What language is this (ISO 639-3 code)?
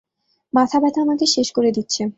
ben